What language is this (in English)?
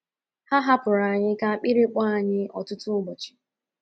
Igbo